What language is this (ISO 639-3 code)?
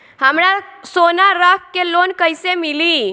bho